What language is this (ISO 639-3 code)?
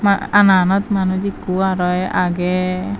ccp